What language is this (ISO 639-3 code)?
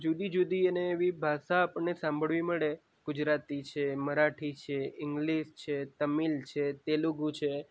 guj